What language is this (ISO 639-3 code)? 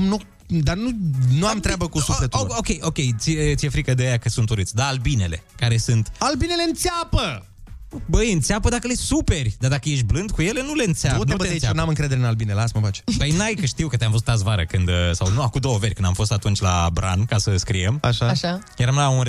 ron